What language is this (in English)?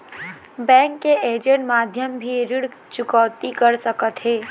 Chhattisgarhi